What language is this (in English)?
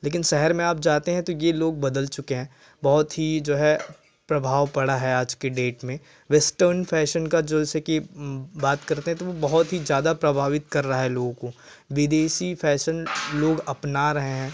Hindi